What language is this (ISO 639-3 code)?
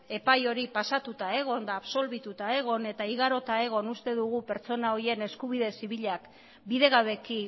eus